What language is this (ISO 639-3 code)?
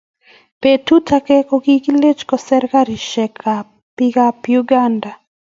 kln